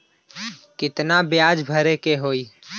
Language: Bhojpuri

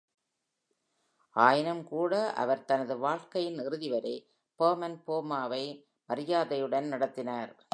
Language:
Tamil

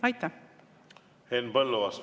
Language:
Estonian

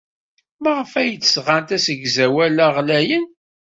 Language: Kabyle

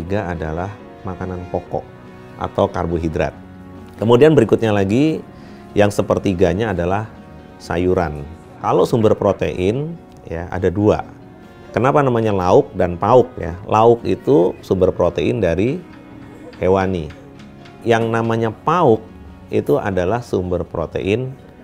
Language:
Indonesian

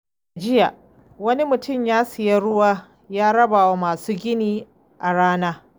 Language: Hausa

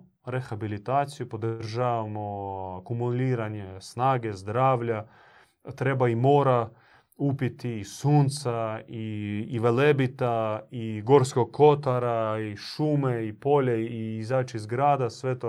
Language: Croatian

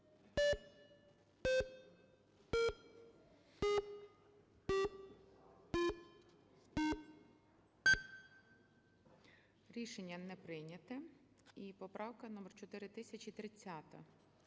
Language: Ukrainian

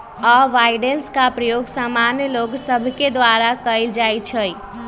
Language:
Magahi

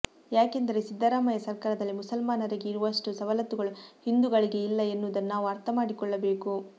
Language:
Kannada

